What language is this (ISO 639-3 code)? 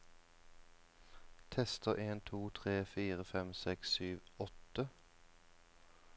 nor